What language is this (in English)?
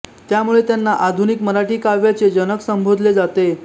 Marathi